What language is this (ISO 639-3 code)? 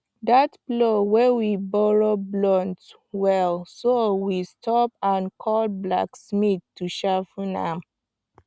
pcm